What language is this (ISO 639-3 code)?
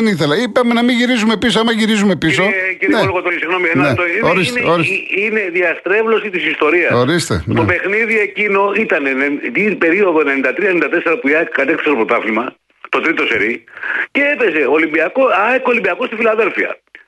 ell